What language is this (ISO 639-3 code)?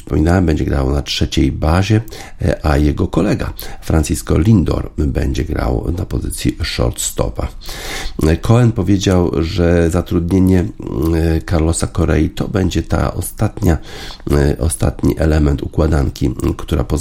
pol